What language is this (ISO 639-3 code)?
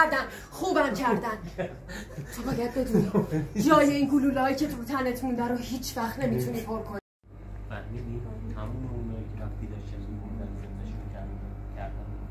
fas